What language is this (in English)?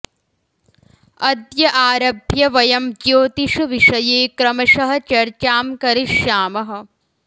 Sanskrit